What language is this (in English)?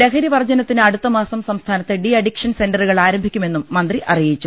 Malayalam